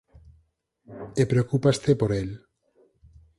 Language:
Galician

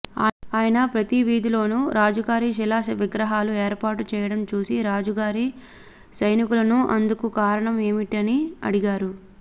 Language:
Telugu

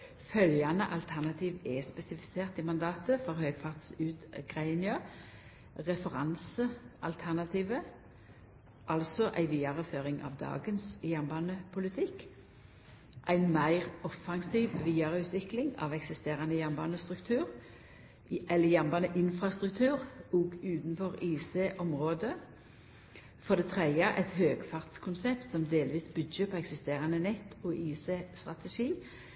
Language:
Norwegian Nynorsk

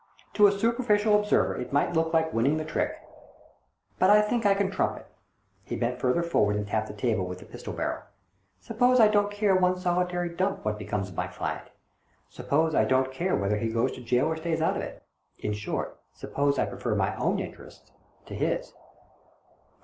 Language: English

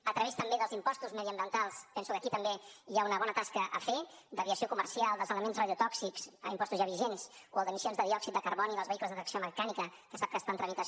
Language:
Catalan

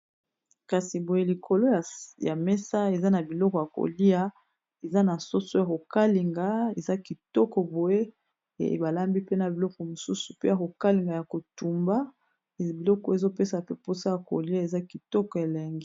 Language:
Lingala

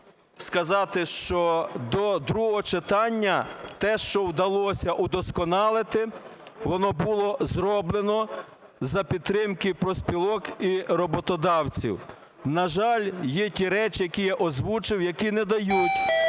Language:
Ukrainian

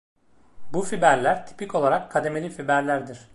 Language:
Turkish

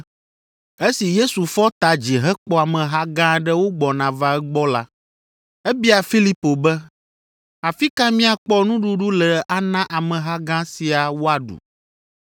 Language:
Ewe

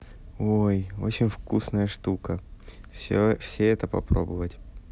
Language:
Russian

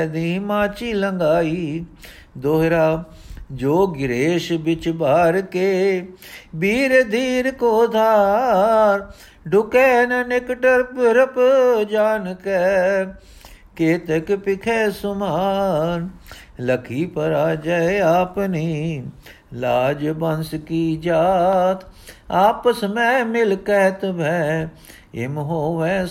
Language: Punjabi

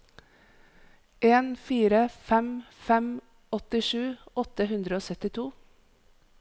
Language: Norwegian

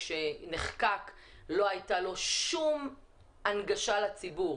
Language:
Hebrew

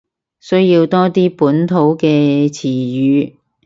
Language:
Cantonese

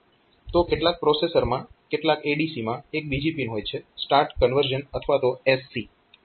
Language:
Gujarati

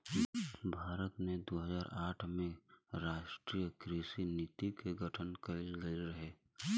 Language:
Bhojpuri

